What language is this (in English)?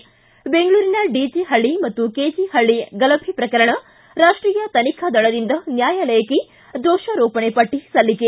Kannada